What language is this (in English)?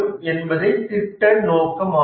Tamil